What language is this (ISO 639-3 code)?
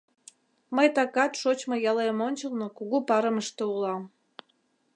chm